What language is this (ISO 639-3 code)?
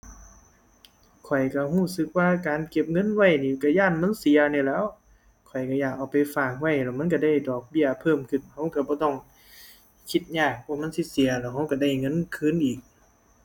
tha